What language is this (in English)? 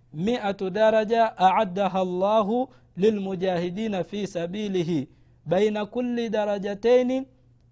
Swahili